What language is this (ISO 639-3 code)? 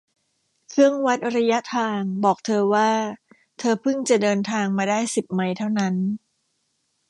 tha